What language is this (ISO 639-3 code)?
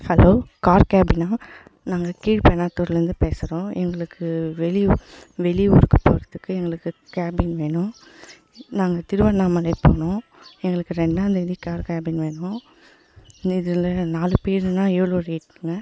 tam